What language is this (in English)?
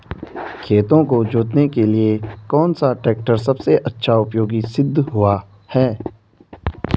Hindi